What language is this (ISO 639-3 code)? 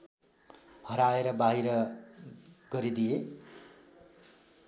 nep